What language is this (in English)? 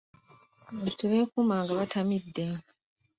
Ganda